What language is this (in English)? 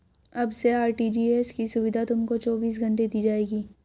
Hindi